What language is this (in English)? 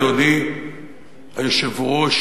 Hebrew